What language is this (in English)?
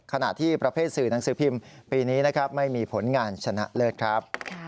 Thai